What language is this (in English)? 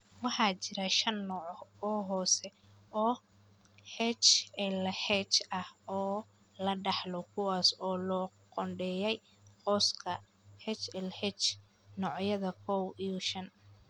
Somali